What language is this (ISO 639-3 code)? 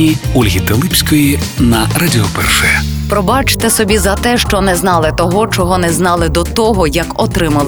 ukr